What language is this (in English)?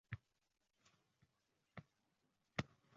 Uzbek